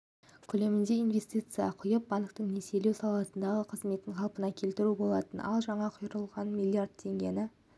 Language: Kazakh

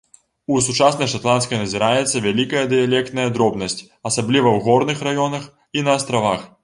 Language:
Belarusian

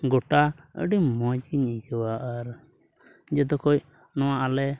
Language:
Santali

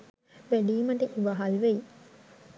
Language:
Sinhala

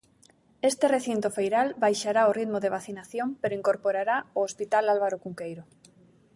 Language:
Galician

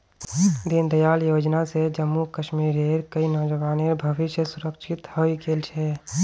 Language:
Magahi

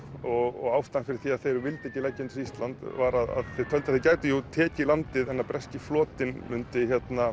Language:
Icelandic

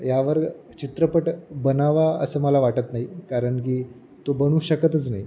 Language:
Marathi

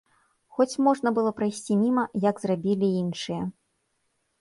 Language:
Belarusian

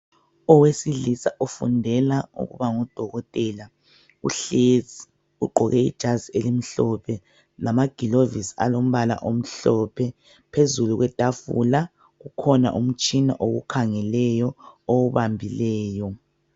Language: North Ndebele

